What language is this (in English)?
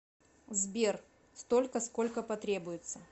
Russian